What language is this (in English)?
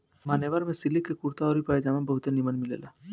Bhojpuri